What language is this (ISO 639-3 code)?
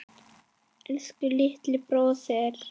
isl